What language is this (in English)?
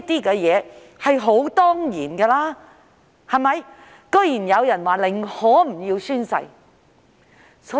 Cantonese